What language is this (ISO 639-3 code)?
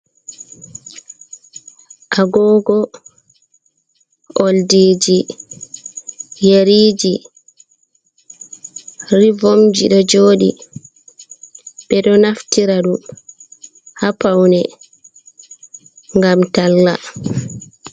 ful